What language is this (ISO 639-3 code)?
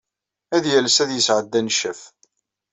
kab